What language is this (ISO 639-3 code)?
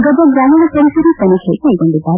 kan